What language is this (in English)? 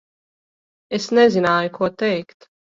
Latvian